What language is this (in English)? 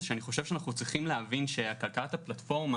Hebrew